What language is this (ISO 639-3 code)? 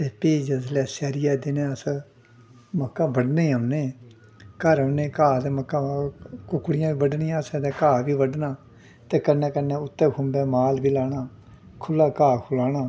doi